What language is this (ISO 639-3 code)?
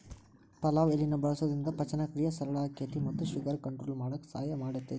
kan